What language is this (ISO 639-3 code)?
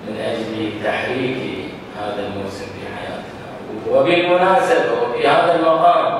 ara